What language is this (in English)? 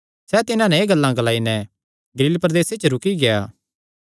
Kangri